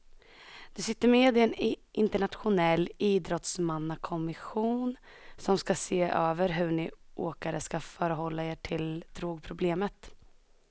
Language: Swedish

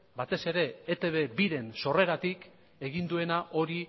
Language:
Basque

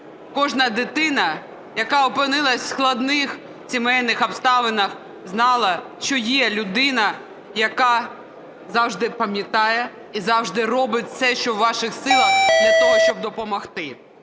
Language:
Ukrainian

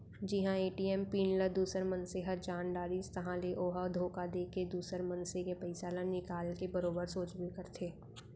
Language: Chhattisgarhi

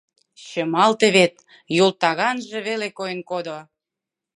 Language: Mari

